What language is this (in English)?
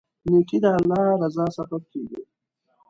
Pashto